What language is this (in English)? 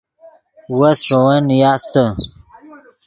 Yidgha